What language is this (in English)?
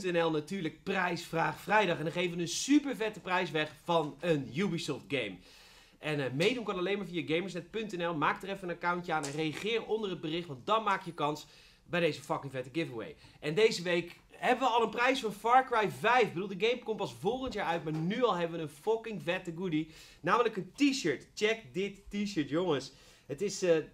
Dutch